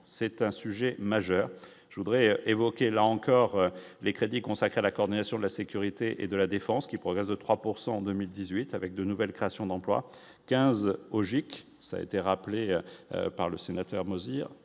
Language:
French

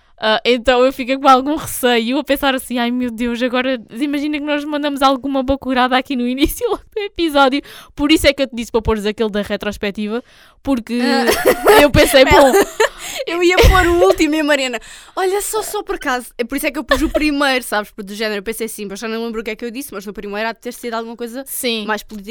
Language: Portuguese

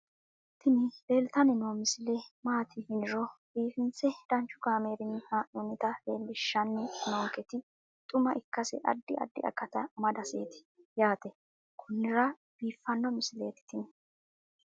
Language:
Sidamo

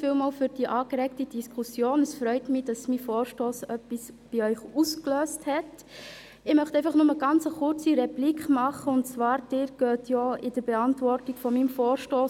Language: Swiss German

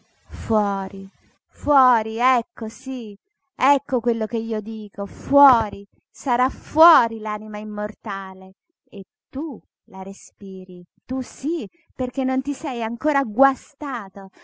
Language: Italian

